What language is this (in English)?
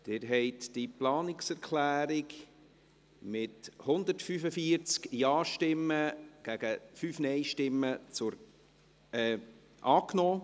Swiss German